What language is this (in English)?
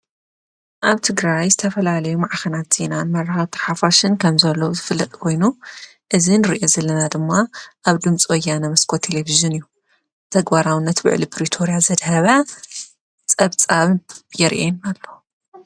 Tigrinya